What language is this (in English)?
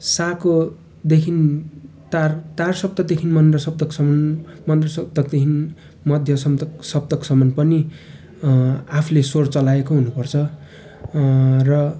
Nepali